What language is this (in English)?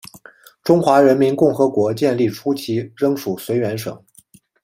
Chinese